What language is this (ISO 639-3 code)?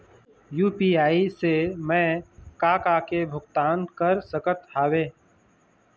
hne